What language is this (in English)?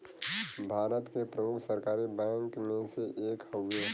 Bhojpuri